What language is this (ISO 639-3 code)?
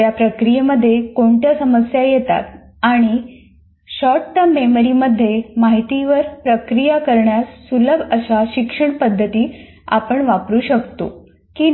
mar